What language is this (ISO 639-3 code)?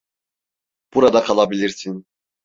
tur